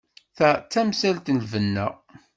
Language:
Kabyle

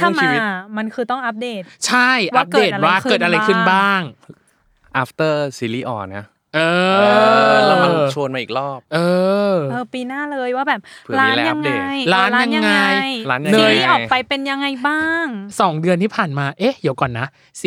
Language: Thai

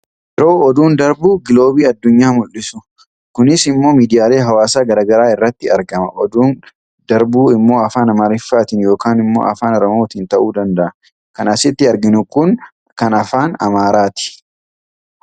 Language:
Oromo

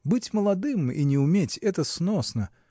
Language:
Russian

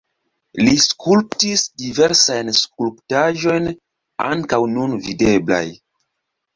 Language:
Esperanto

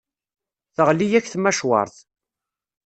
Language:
Kabyle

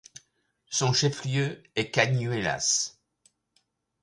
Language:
French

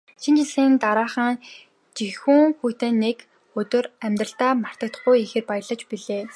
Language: Mongolian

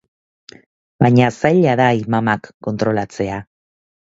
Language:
Basque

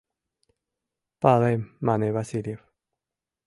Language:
Mari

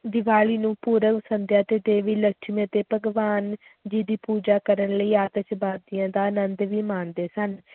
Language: Punjabi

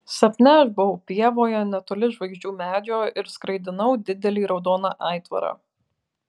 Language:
Lithuanian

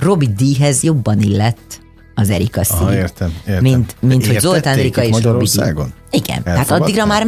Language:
Hungarian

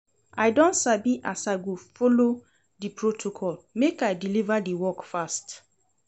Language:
Nigerian Pidgin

